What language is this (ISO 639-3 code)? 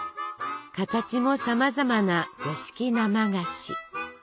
jpn